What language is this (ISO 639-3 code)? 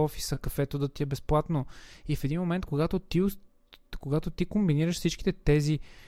bul